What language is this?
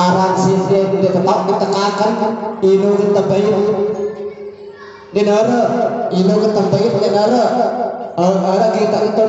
Indonesian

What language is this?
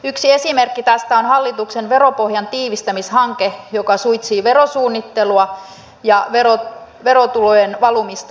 Finnish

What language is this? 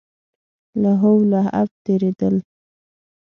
Pashto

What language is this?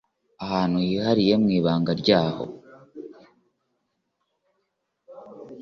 Kinyarwanda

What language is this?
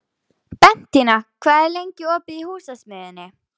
Icelandic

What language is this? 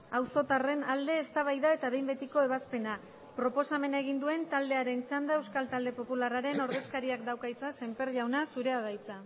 Basque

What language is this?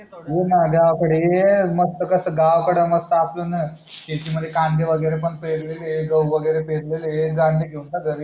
Marathi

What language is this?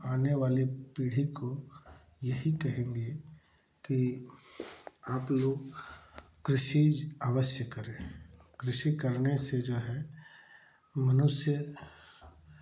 Hindi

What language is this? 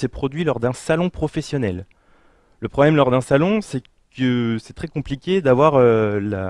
French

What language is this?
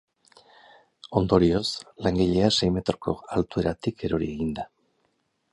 Basque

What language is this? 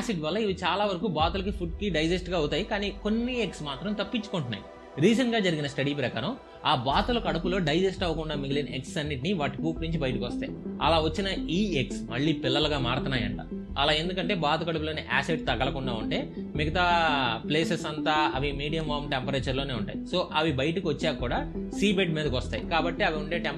Telugu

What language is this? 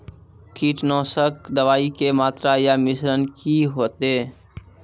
Maithili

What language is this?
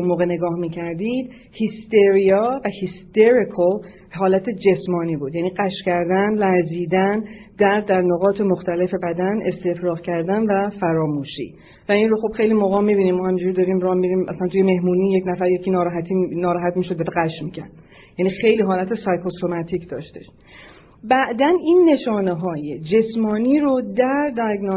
Persian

